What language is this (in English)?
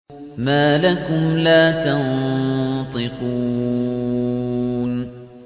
Arabic